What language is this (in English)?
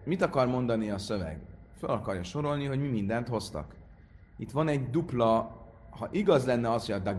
Hungarian